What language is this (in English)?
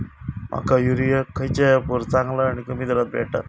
Marathi